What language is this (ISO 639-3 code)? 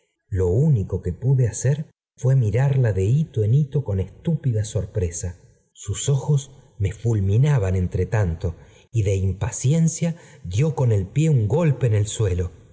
spa